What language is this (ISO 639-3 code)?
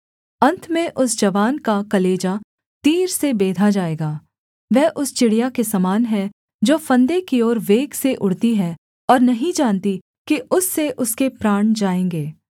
hin